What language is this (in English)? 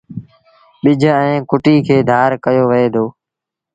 Sindhi Bhil